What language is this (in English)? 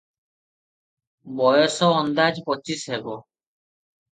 Odia